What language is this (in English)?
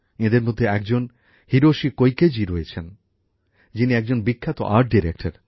Bangla